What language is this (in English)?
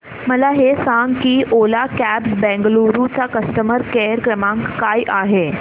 Marathi